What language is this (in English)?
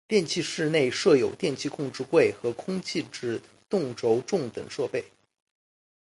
Chinese